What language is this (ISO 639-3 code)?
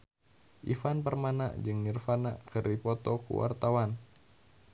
sun